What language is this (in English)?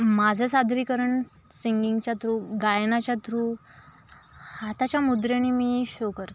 Marathi